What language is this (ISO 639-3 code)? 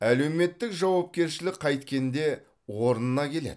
kaz